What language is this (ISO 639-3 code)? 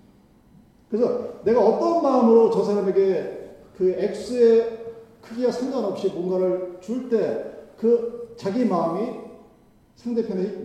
kor